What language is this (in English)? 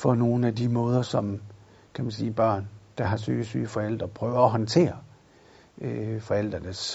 Danish